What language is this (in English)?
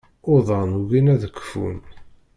Kabyle